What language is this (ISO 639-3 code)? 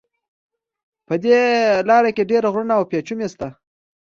pus